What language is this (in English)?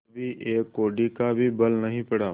Hindi